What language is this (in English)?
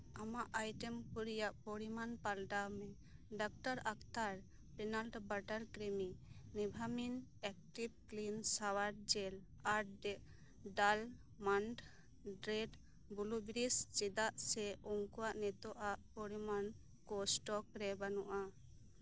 Santali